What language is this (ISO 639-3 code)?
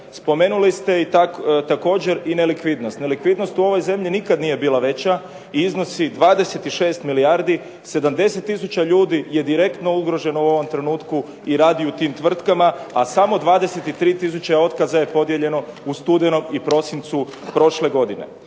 hrv